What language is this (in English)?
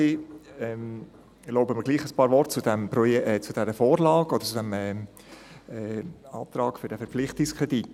Swiss German